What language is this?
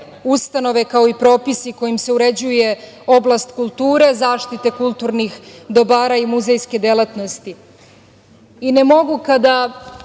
Serbian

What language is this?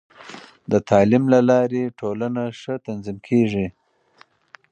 Pashto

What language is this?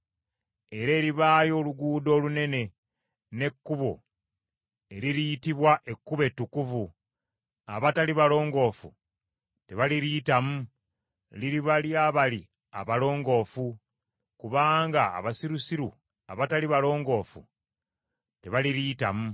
Ganda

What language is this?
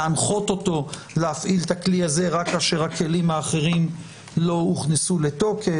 Hebrew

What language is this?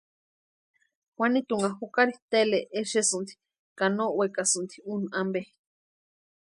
Western Highland Purepecha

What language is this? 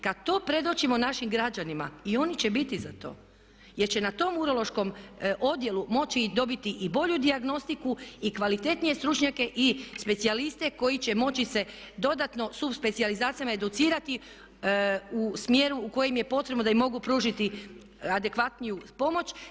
Croatian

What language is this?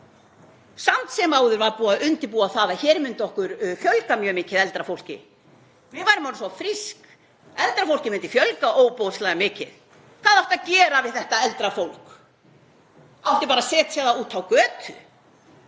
Icelandic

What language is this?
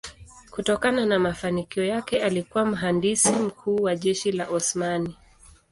Swahili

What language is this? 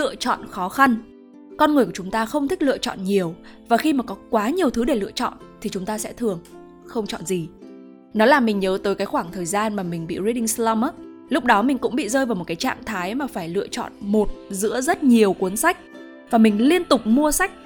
Vietnamese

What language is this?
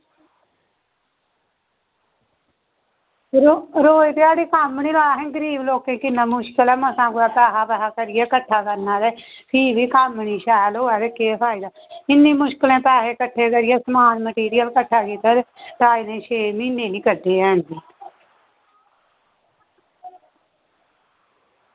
Dogri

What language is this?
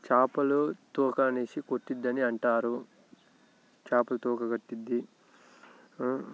Telugu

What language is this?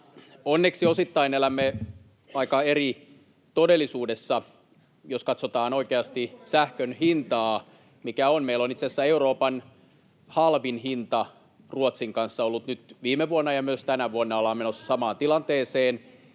Finnish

